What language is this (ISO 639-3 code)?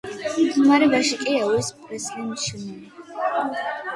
kat